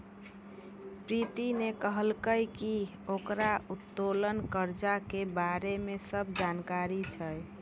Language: Maithili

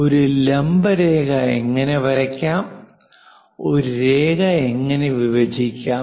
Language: Malayalam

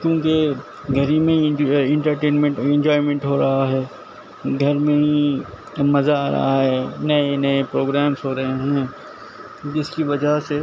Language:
Urdu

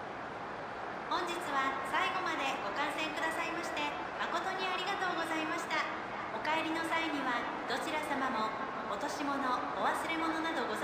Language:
Japanese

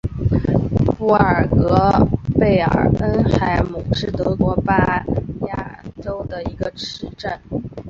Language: Chinese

